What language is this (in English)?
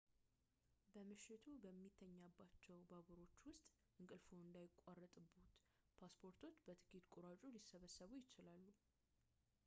Amharic